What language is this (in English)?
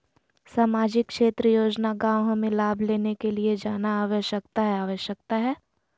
Magahi